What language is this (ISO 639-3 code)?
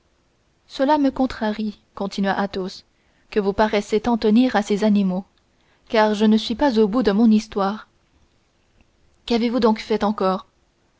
fra